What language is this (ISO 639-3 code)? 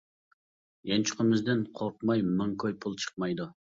uig